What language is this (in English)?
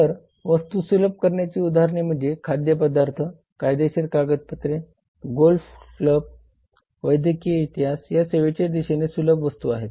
Marathi